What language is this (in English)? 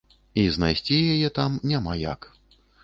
Belarusian